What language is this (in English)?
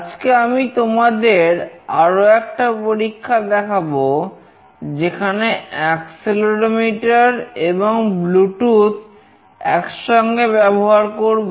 Bangla